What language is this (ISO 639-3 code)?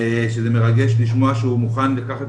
heb